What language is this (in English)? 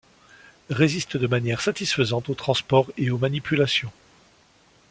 French